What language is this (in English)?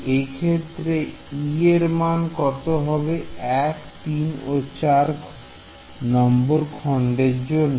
Bangla